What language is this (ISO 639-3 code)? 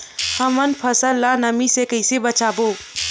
hne